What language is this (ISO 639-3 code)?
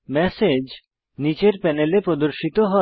ben